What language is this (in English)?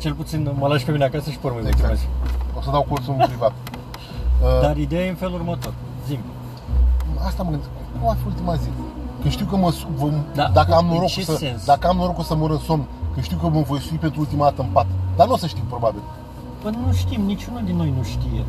Romanian